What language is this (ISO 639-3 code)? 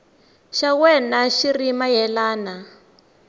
tso